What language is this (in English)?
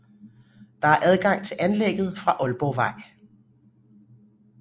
Danish